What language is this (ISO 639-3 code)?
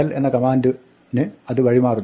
mal